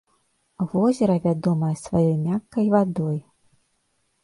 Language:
Belarusian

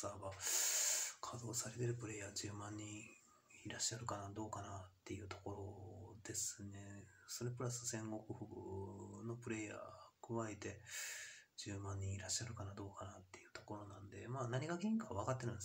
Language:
Japanese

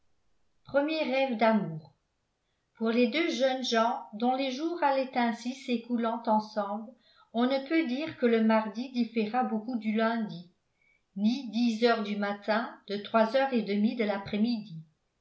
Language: French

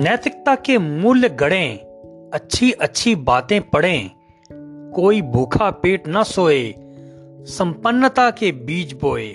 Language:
Hindi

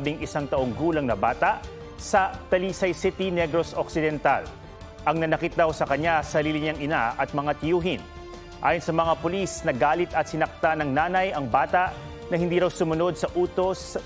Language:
Filipino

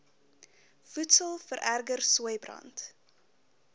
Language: Afrikaans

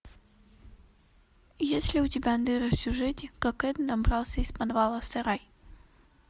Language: Russian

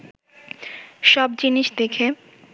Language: Bangla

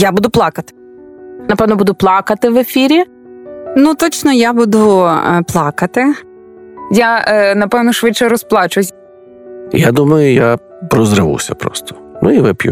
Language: Ukrainian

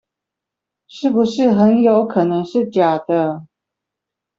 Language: Chinese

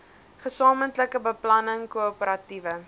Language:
Afrikaans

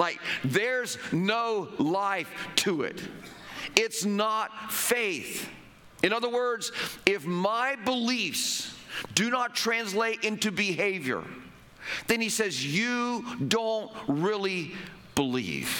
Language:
English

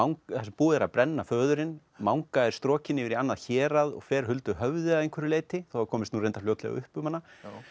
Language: Icelandic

